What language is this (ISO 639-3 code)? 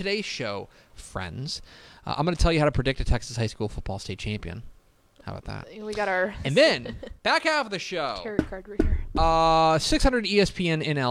eng